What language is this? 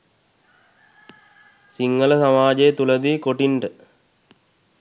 Sinhala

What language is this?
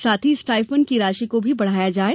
Hindi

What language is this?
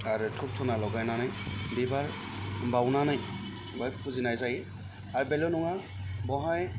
Bodo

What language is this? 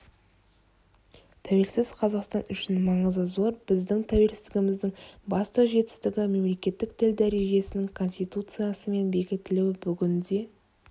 Kazakh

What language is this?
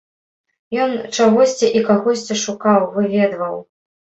Belarusian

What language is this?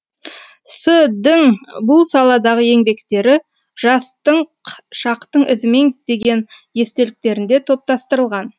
Kazakh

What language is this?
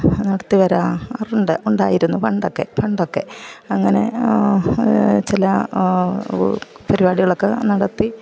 Malayalam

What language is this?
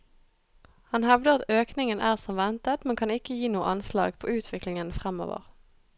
Norwegian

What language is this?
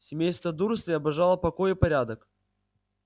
Russian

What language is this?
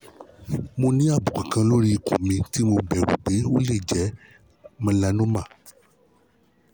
Yoruba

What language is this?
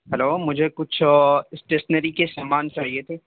Urdu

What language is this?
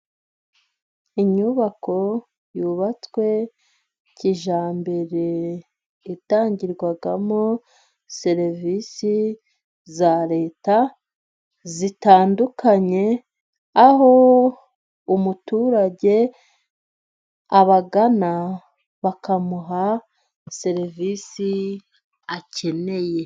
Kinyarwanda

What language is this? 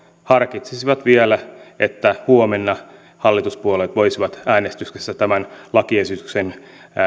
Finnish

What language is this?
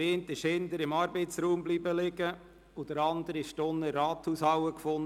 Swiss German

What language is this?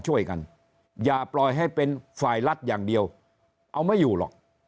Thai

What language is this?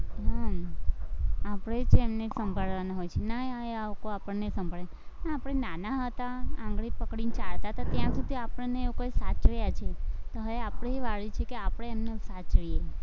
Gujarati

